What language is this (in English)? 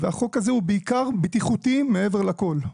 Hebrew